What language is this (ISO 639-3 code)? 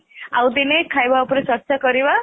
ori